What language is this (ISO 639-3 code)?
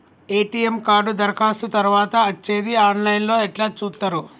tel